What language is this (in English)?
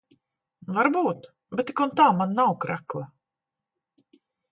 Latvian